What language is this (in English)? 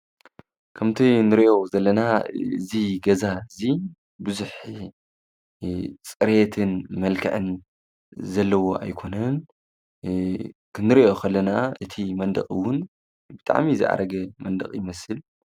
Tigrinya